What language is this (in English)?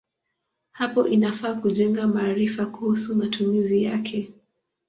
Swahili